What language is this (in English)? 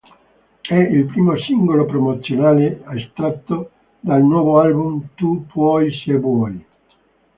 Italian